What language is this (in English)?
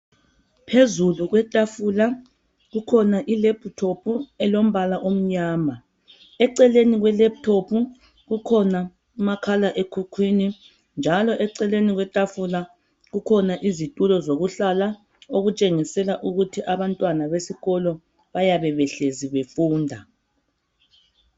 North Ndebele